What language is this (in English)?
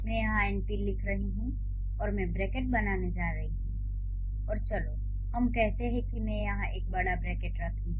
Hindi